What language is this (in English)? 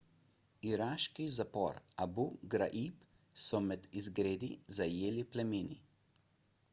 Slovenian